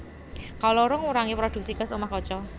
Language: Javanese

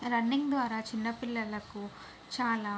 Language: Telugu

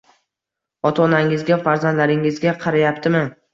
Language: Uzbek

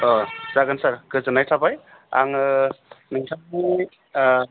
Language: Bodo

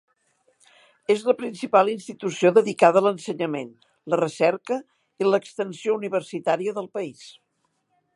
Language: Catalan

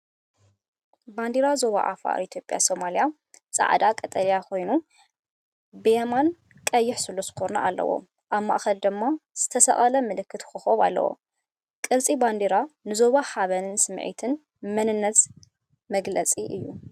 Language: Tigrinya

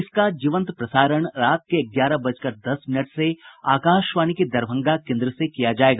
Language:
Hindi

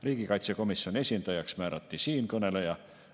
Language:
Estonian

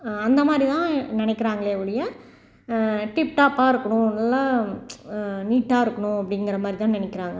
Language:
Tamil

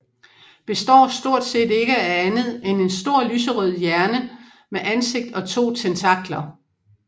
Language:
Danish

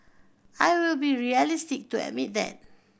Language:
English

